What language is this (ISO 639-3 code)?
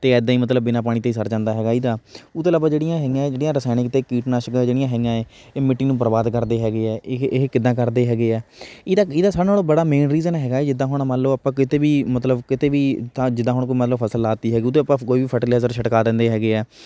pan